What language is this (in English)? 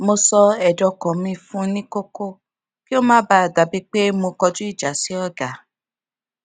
Yoruba